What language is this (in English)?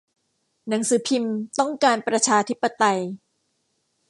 Thai